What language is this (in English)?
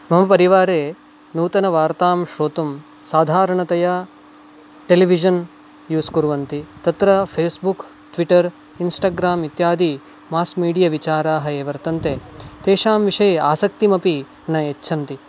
Sanskrit